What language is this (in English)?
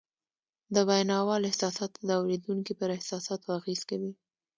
Pashto